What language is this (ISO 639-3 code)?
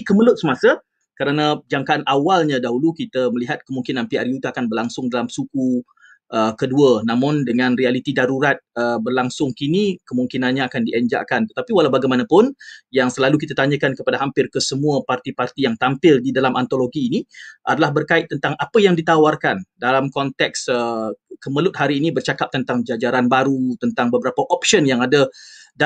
msa